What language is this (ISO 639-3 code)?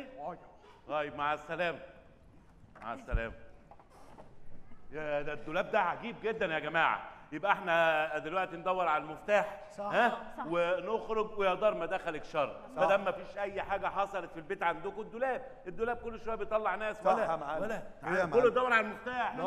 ara